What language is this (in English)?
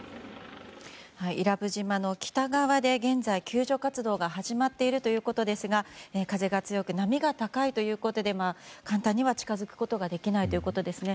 Japanese